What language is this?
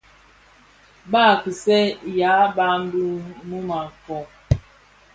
Bafia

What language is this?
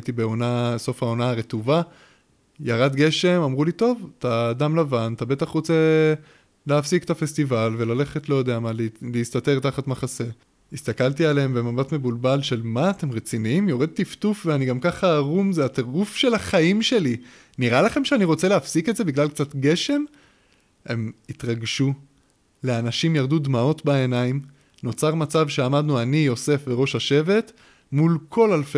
Hebrew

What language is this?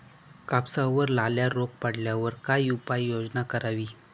Marathi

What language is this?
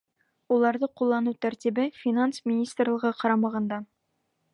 Bashkir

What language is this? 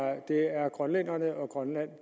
Danish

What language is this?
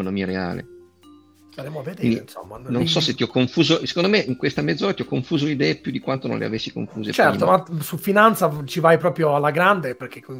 Italian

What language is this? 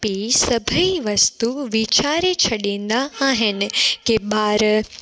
Sindhi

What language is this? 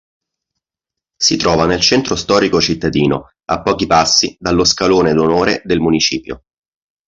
Italian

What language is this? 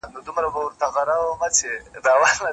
Pashto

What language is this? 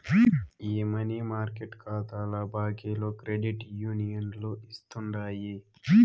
Telugu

